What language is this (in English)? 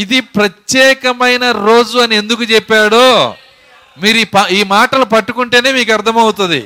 Telugu